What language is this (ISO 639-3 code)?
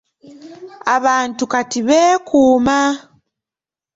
lug